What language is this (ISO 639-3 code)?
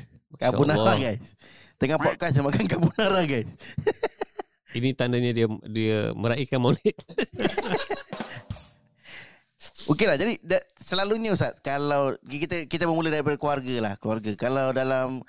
msa